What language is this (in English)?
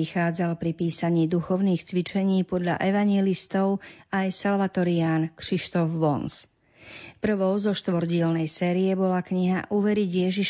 Slovak